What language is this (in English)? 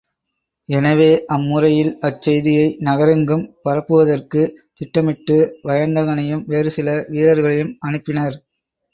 Tamil